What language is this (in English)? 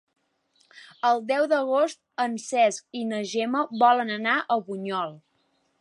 Catalan